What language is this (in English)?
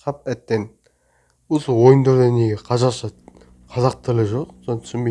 Turkish